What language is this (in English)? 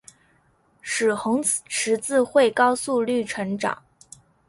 Chinese